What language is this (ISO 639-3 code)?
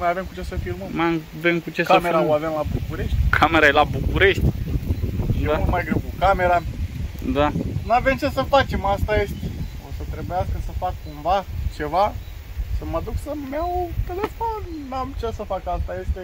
ron